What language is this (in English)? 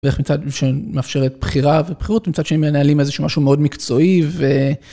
Hebrew